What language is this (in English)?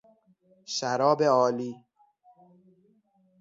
Persian